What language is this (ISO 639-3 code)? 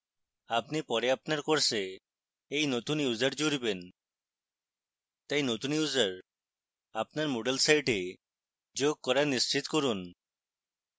ben